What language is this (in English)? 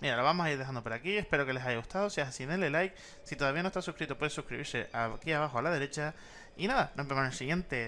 Spanish